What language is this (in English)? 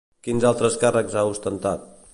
Catalan